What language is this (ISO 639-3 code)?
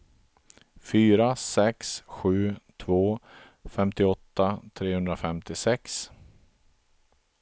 swe